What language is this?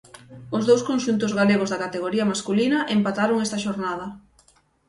Galician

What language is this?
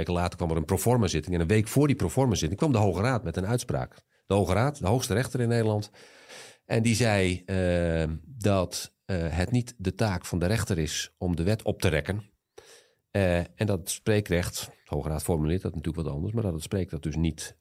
Dutch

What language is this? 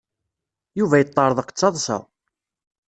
Kabyle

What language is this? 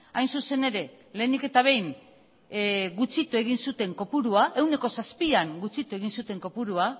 Basque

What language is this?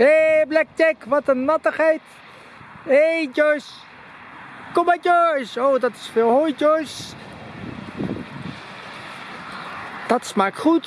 Dutch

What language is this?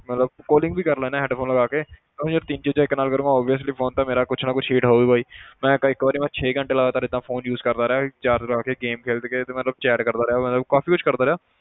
Punjabi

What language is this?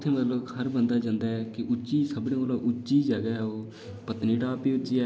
Dogri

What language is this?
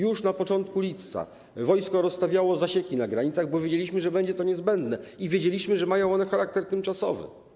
Polish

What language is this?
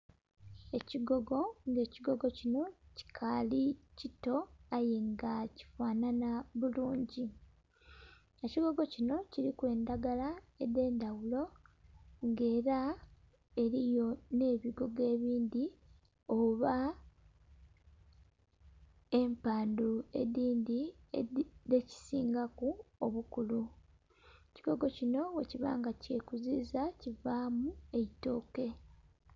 Soga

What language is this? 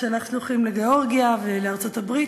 Hebrew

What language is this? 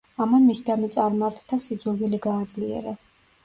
Georgian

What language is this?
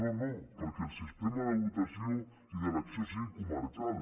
Catalan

